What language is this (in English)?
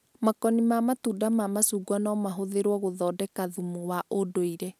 Kikuyu